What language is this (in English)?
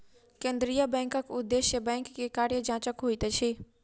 Maithili